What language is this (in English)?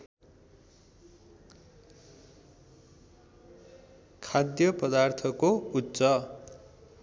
Nepali